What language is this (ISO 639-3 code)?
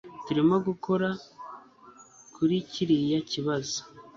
kin